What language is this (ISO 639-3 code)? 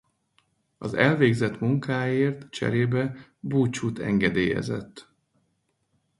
hun